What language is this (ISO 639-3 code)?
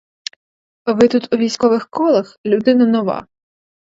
ukr